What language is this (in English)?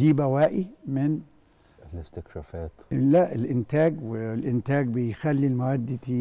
Arabic